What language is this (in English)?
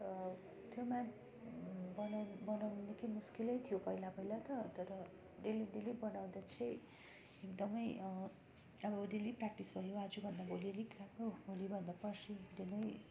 Nepali